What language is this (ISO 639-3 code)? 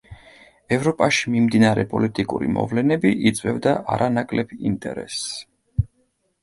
kat